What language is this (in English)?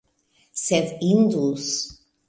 Esperanto